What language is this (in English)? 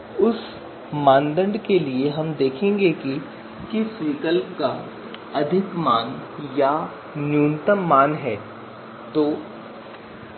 Hindi